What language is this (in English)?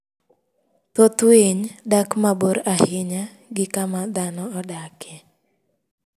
Luo (Kenya and Tanzania)